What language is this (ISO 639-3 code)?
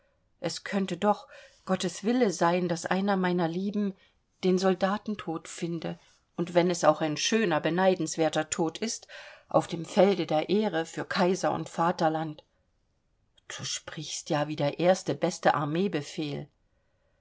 deu